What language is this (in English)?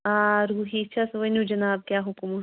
Kashmiri